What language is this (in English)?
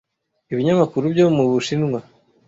Kinyarwanda